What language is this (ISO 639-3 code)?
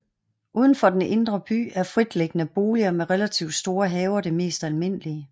dan